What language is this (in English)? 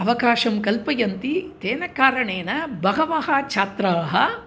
Sanskrit